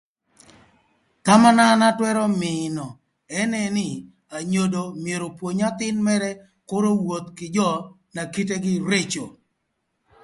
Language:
Thur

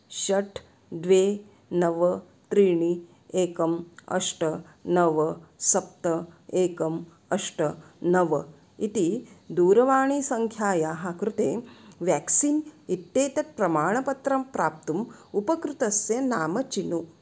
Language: Sanskrit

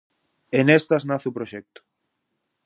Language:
Galician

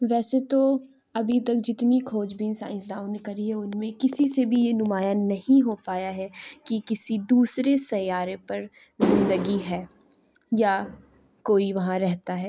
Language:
Urdu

